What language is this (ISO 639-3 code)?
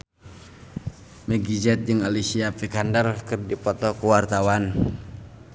sun